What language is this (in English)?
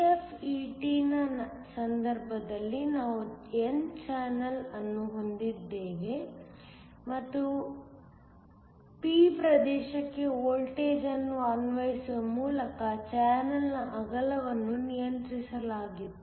Kannada